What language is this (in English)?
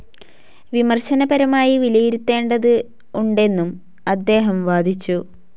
Malayalam